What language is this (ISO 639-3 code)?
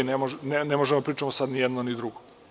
srp